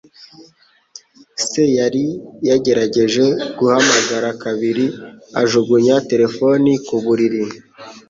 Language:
Kinyarwanda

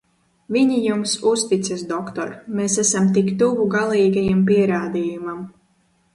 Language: Latvian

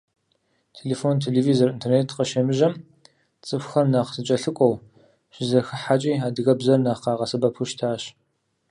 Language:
Kabardian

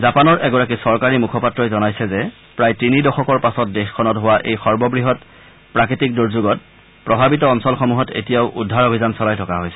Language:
Assamese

